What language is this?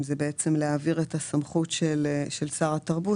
Hebrew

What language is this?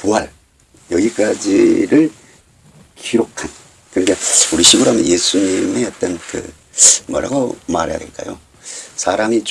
Korean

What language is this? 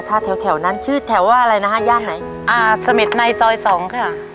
Thai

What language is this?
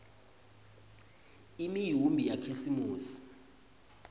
Swati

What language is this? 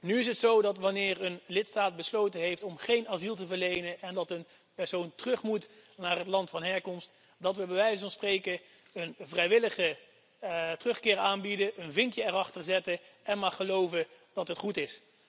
Dutch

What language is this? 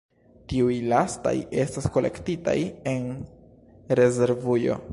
Esperanto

